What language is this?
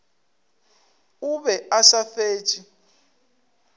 Northern Sotho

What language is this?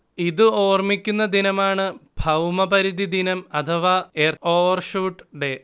Malayalam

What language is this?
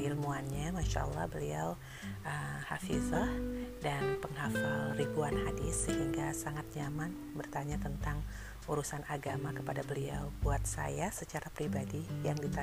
Indonesian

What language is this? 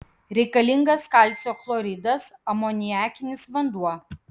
Lithuanian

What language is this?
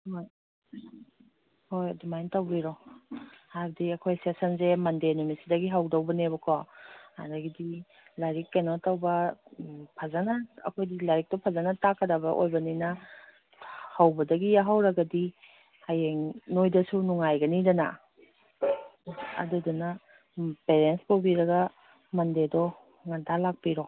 Manipuri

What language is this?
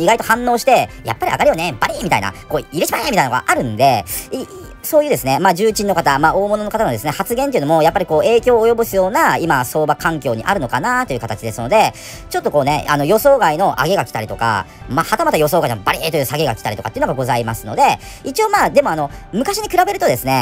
Japanese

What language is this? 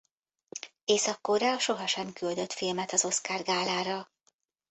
Hungarian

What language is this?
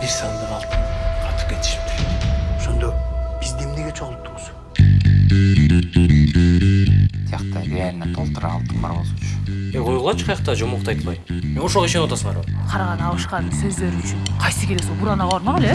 Turkish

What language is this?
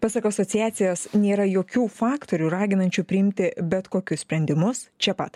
Lithuanian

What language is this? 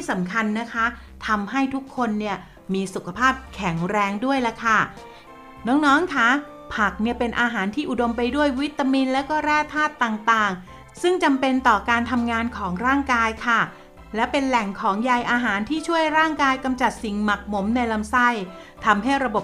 Thai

